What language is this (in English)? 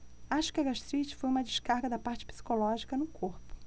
Portuguese